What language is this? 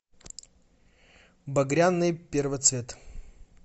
Russian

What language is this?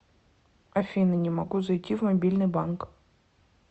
Russian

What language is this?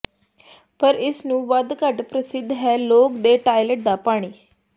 Punjabi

